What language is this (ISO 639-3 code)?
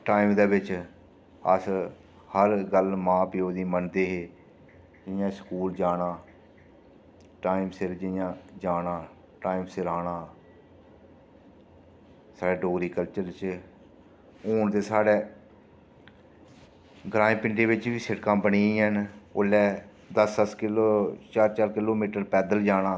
doi